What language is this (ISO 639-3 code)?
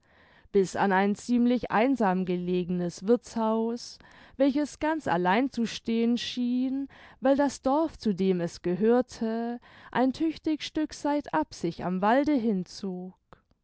deu